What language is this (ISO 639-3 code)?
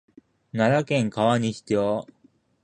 jpn